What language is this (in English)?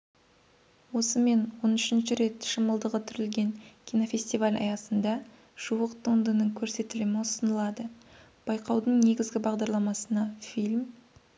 Kazakh